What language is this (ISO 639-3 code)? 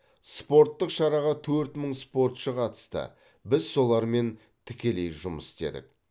kaz